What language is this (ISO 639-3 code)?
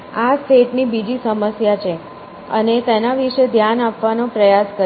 guj